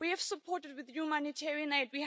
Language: English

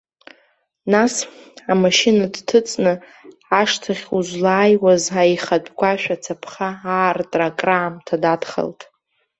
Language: Abkhazian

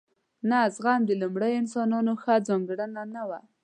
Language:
Pashto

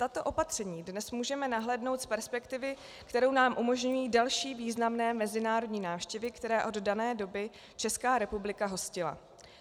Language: Czech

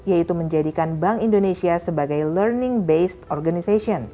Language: Indonesian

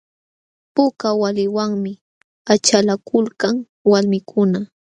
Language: Jauja Wanca Quechua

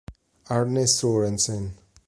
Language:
Italian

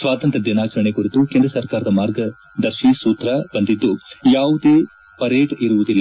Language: Kannada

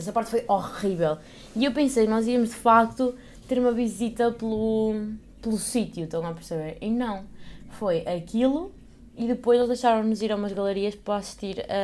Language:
Portuguese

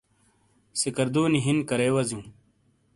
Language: Shina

